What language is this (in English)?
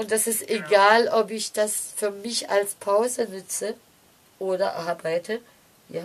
German